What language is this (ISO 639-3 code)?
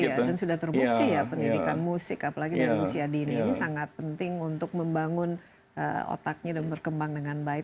ind